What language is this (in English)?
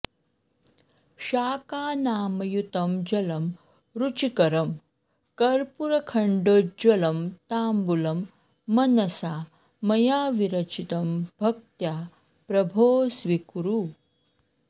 Sanskrit